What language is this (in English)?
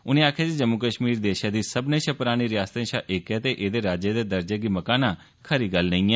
Dogri